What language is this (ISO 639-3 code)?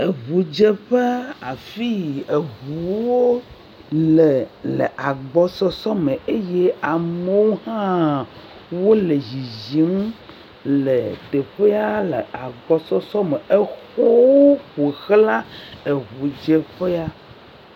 ewe